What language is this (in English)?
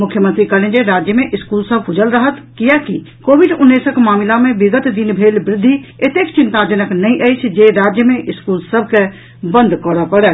Maithili